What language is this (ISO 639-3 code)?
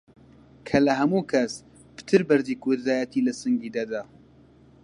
ckb